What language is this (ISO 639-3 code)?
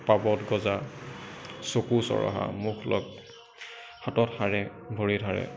asm